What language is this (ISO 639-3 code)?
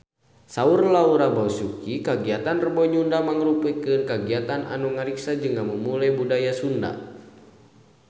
sun